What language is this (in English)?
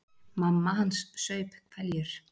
Icelandic